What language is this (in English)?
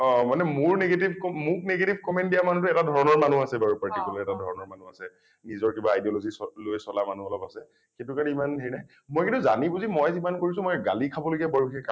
Assamese